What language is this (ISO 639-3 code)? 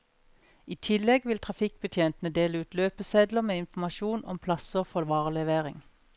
nor